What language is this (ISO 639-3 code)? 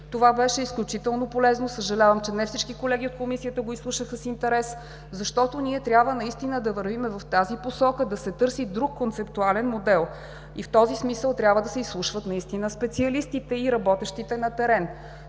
bul